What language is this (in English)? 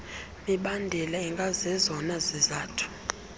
Xhosa